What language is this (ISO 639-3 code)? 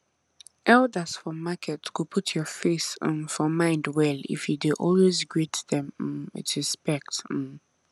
pcm